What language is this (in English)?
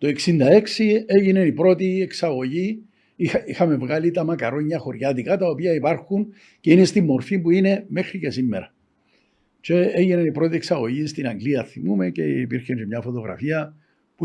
Greek